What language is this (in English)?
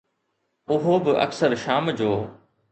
Sindhi